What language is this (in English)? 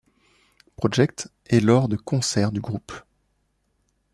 French